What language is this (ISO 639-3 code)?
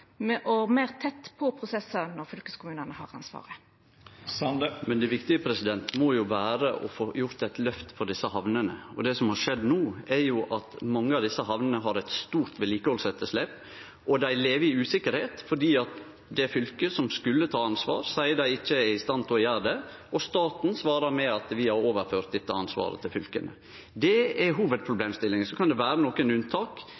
nno